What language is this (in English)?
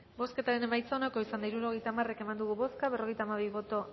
Basque